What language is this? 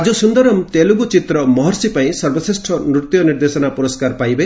Odia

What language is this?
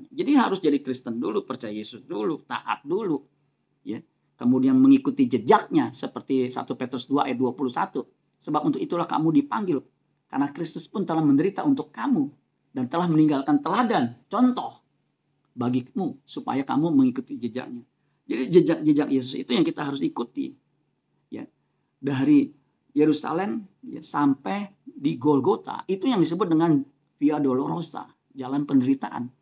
Indonesian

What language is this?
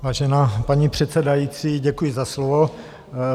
Czech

